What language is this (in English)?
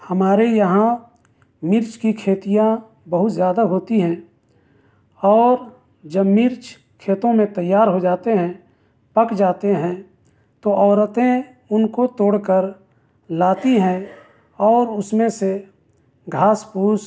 Urdu